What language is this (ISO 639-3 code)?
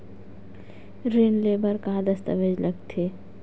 hne